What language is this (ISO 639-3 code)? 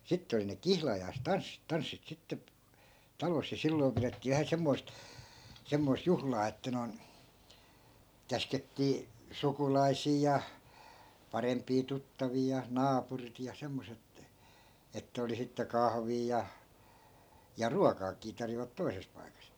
fin